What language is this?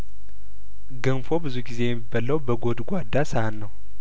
Amharic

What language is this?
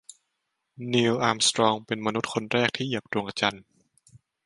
Thai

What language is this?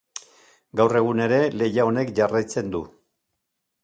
Basque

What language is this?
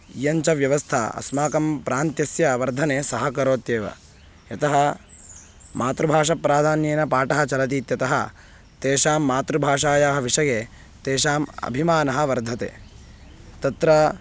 Sanskrit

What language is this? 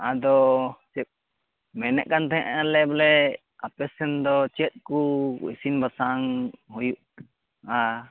Santali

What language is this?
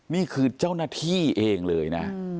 Thai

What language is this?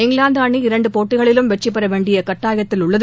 Tamil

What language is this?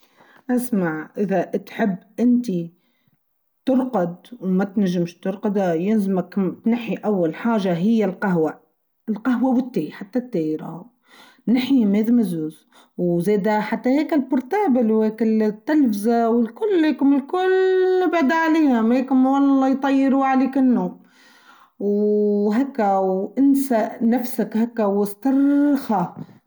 Tunisian Arabic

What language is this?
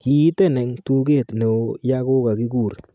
Kalenjin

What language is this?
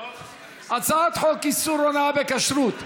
Hebrew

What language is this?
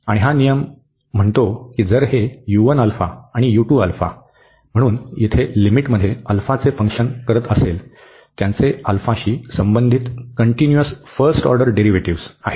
Marathi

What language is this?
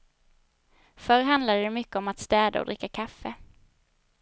Swedish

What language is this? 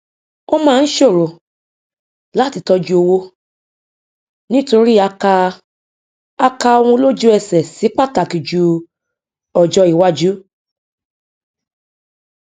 Yoruba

